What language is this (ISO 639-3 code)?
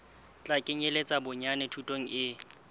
sot